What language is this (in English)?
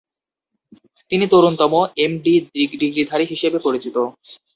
Bangla